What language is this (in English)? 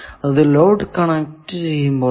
Malayalam